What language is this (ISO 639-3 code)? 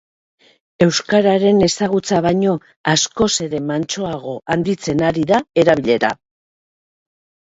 eus